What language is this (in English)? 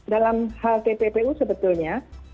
Indonesian